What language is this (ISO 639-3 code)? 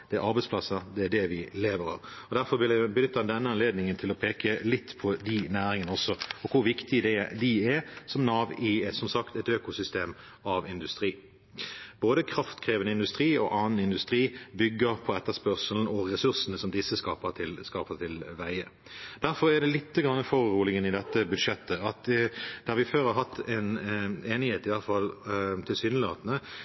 nob